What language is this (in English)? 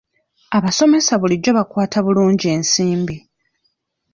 Ganda